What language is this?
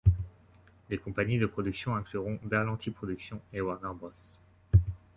French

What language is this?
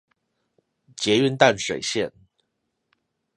Chinese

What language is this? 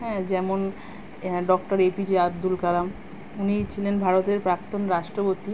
Bangla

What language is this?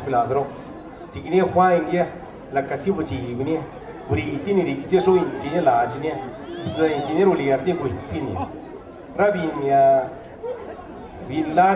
Spanish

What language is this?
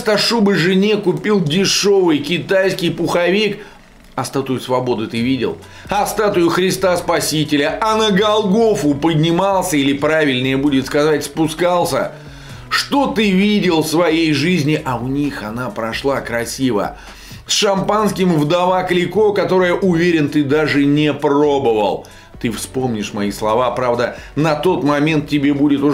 Russian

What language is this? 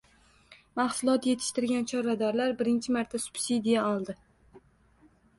Uzbek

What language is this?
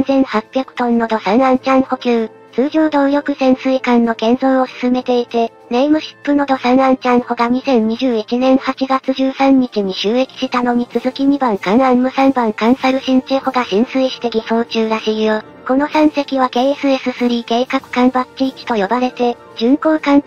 Japanese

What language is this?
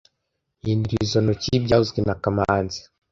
Kinyarwanda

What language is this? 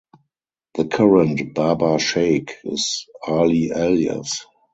English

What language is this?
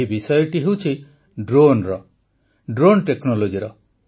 Odia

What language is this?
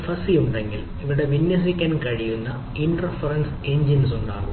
Malayalam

